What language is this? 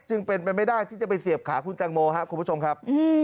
Thai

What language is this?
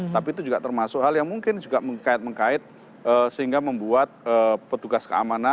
Indonesian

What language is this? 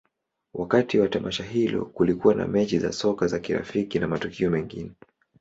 Swahili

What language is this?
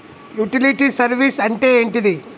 Telugu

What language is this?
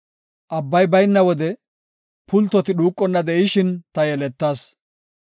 Gofa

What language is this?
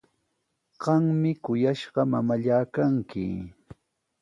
Sihuas Ancash Quechua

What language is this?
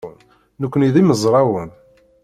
Kabyle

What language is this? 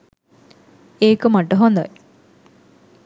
Sinhala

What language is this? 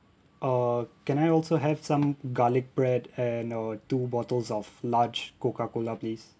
English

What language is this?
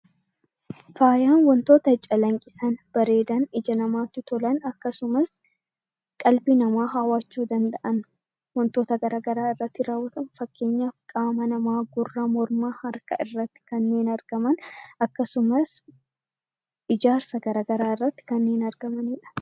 Oromo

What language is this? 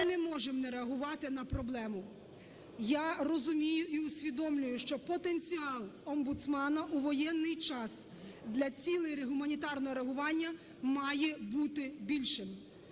Ukrainian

